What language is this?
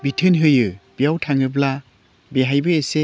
Bodo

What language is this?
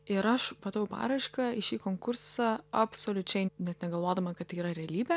Lithuanian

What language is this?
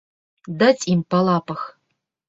Belarusian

